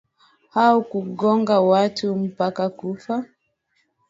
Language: Swahili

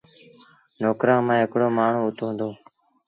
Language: Sindhi Bhil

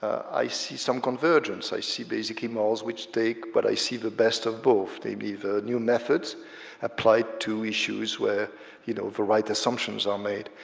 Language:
English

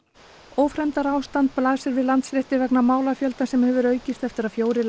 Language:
Icelandic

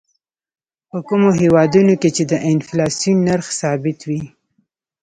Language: Pashto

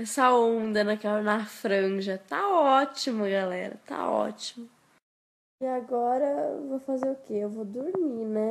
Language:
Portuguese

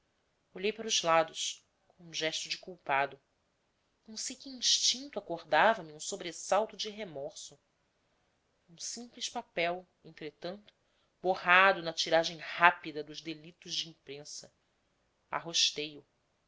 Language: Portuguese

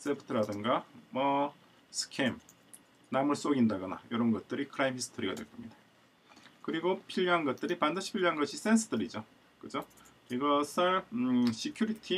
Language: Korean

